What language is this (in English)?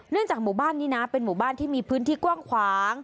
Thai